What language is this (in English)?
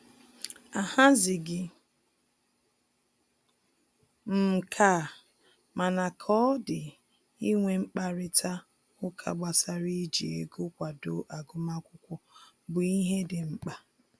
Igbo